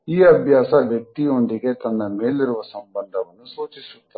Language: Kannada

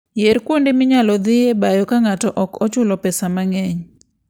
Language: Luo (Kenya and Tanzania)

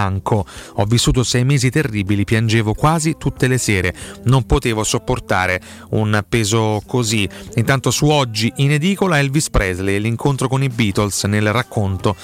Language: Italian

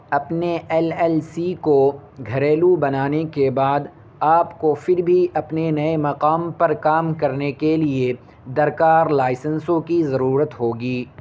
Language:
Urdu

